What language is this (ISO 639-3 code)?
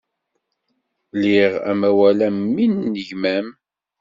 kab